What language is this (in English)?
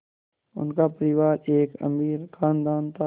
Hindi